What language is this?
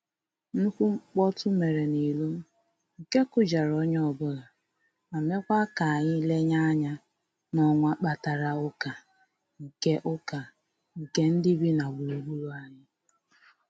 Igbo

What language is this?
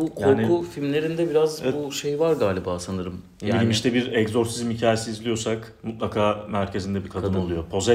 Turkish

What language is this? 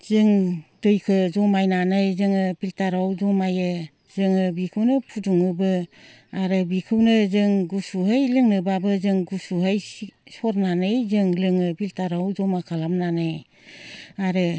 Bodo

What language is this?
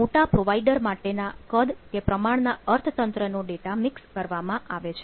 Gujarati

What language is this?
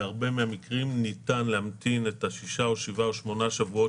Hebrew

